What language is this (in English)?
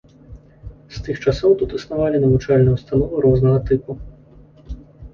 Belarusian